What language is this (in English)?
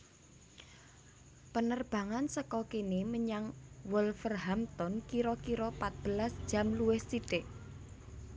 Javanese